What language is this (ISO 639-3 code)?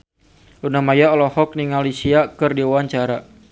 sun